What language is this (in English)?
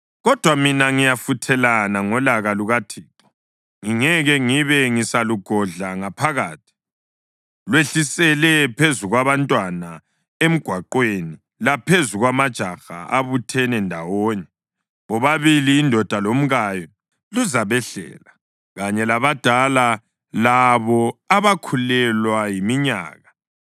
North Ndebele